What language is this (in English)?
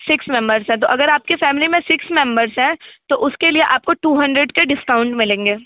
Hindi